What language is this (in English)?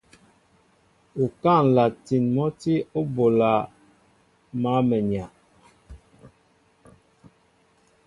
Mbo (Cameroon)